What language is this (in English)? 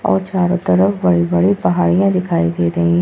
Hindi